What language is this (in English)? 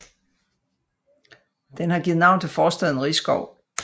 Danish